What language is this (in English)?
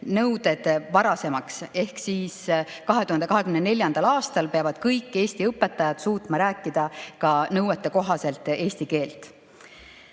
Estonian